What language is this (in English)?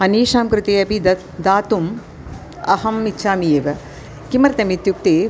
Sanskrit